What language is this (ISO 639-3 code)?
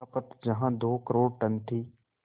hin